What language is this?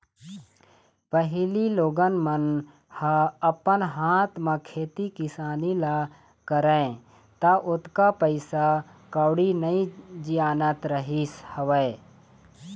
Chhattisgarhi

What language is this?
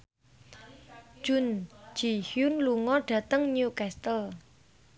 Javanese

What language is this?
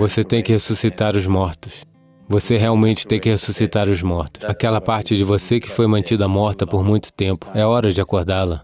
Portuguese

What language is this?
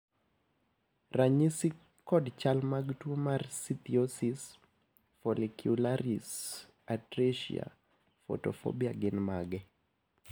Luo (Kenya and Tanzania)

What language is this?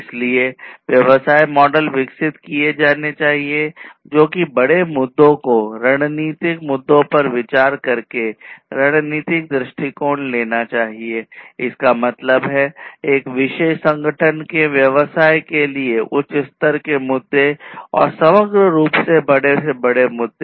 Hindi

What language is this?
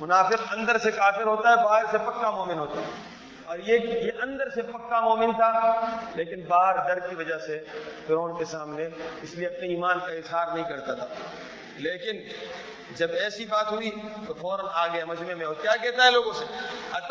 Urdu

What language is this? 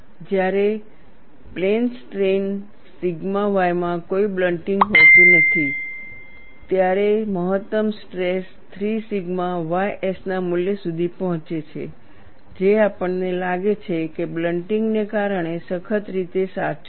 Gujarati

